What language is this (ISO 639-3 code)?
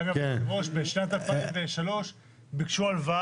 heb